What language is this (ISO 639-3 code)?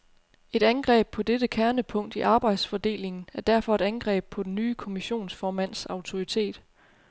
dan